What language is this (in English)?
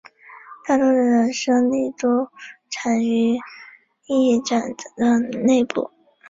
Chinese